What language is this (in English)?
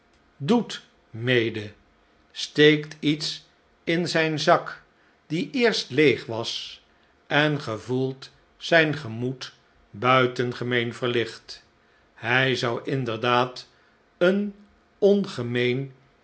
Dutch